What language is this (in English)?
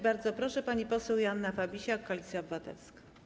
Polish